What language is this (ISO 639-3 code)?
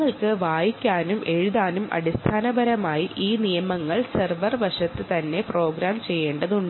mal